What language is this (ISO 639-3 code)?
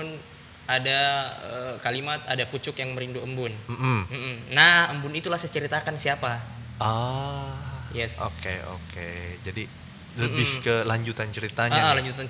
ind